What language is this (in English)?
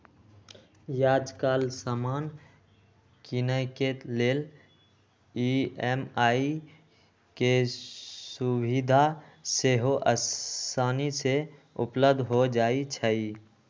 Magahi